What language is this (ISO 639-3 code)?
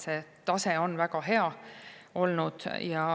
est